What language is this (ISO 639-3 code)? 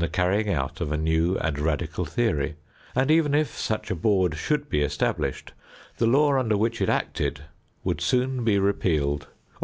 eng